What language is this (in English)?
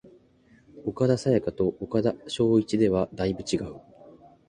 Japanese